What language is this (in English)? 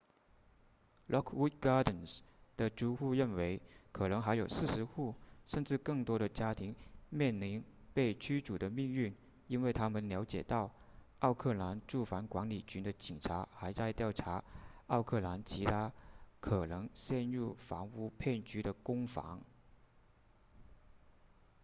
Chinese